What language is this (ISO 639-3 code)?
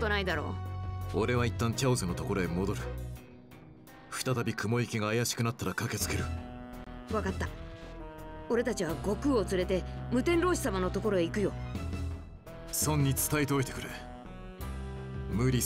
jpn